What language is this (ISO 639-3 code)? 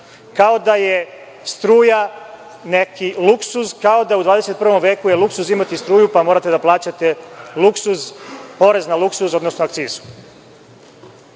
srp